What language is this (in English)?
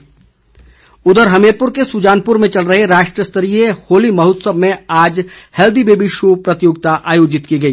Hindi